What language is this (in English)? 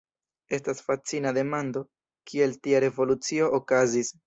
Esperanto